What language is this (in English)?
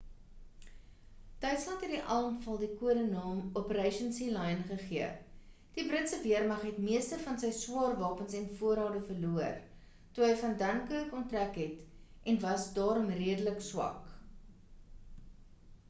Afrikaans